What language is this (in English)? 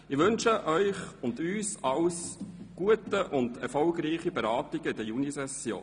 Swiss German